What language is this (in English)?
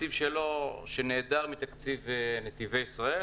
Hebrew